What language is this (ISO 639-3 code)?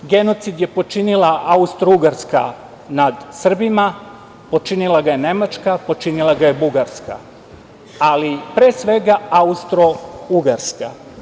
srp